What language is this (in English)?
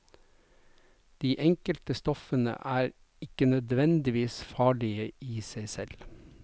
Norwegian